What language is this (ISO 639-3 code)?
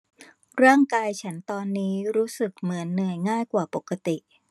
tha